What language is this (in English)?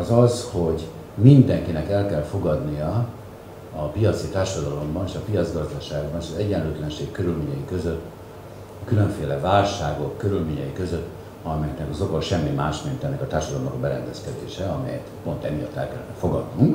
Hungarian